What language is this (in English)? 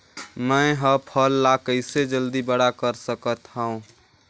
Chhattisgarhi